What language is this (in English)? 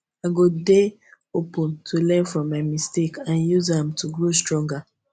Nigerian Pidgin